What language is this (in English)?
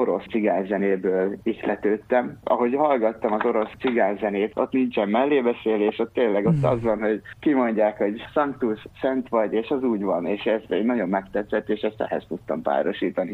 Hungarian